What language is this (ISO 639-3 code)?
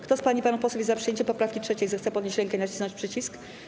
pol